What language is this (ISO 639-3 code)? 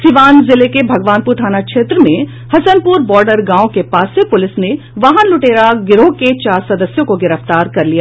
hin